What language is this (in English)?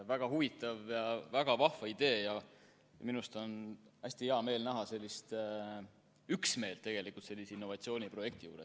Estonian